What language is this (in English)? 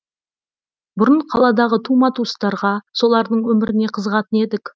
Kazakh